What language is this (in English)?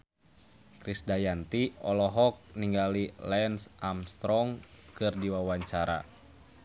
Sundanese